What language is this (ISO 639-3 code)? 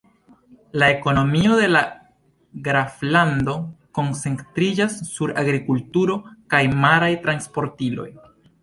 epo